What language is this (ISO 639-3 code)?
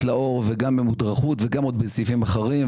heb